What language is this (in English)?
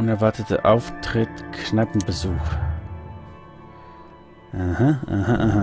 German